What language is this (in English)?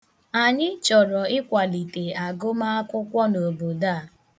Igbo